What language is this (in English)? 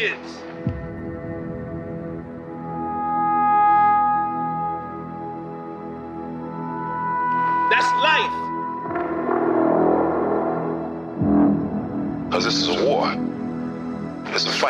Greek